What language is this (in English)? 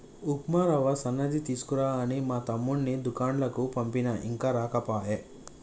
Telugu